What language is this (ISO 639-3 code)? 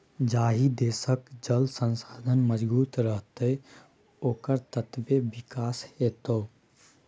mai